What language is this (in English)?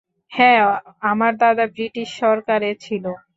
Bangla